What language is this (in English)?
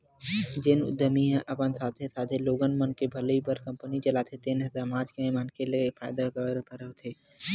Chhattisgarhi